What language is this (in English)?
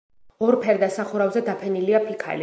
Georgian